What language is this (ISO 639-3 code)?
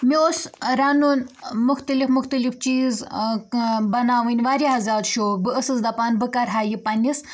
kas